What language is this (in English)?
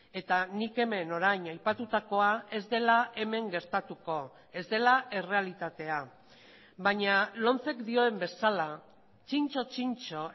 Basque